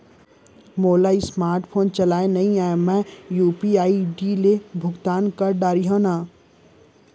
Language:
Chhattisgarhi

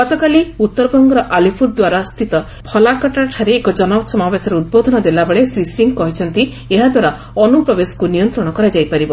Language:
Odia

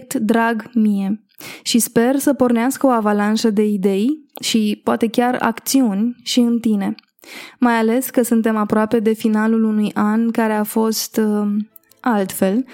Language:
Romanian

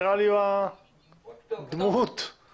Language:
Hebrew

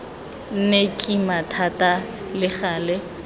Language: Tswana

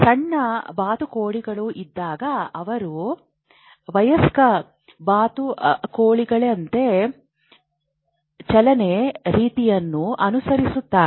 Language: Kannada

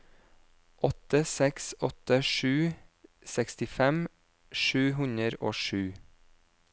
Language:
Norwegian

